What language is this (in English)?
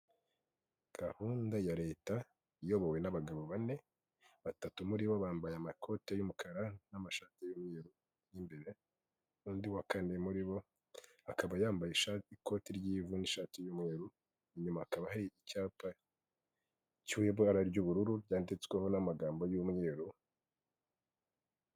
Kinyarwanda